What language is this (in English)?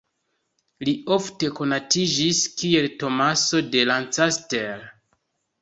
Esperanto